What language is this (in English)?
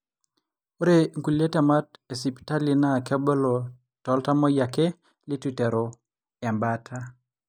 Masai